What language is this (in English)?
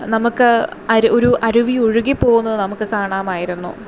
Malayalam